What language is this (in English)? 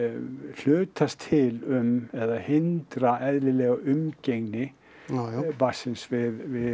Icelandic